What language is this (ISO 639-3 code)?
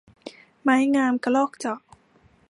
tha